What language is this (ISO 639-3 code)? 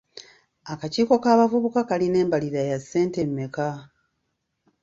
lug